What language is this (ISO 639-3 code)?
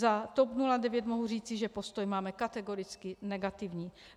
ces